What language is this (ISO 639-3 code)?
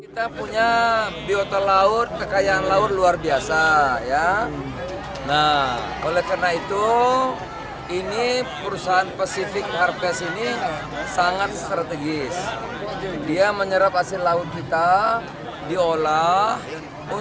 ind